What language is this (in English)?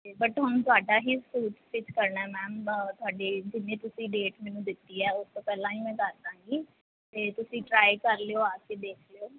Punjabi